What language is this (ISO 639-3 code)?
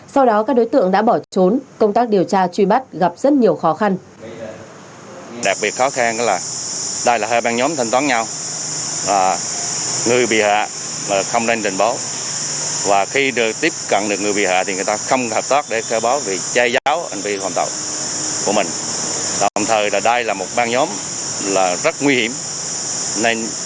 vie